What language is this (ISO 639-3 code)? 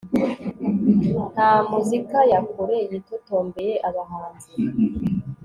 kin